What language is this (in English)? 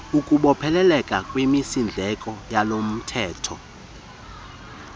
Xhosa